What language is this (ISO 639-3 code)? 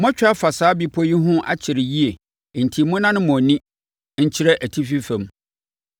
aka